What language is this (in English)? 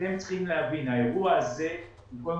Hebrew